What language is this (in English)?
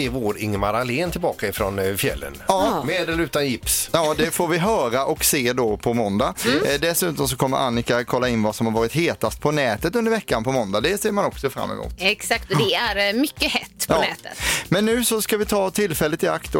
Swedish